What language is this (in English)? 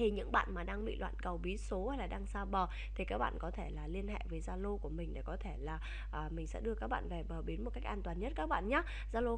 Vietnamese